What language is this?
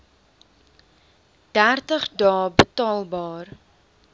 Afrikaans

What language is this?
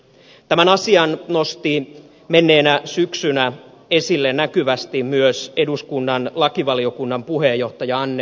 Finnish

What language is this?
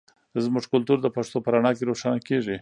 Pashto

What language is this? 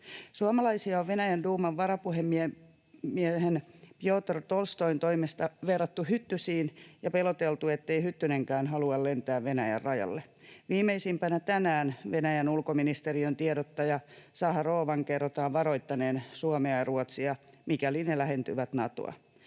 Finnish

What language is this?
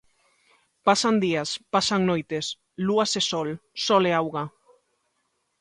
Galician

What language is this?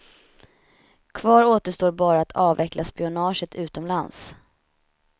Swedish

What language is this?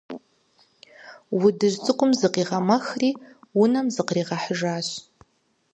Kabardian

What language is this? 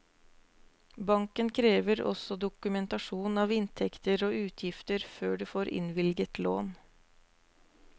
Norwegian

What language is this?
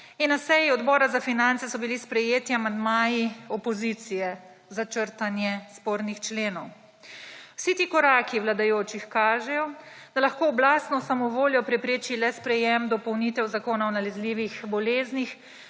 Slovenian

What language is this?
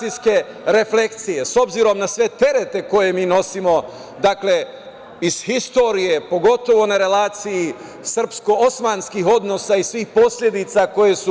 Serbian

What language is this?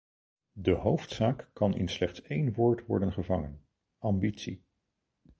Dutch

